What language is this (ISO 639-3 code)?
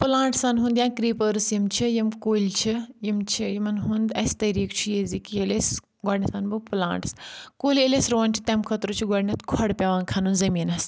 kas